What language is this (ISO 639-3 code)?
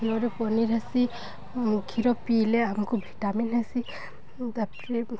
ori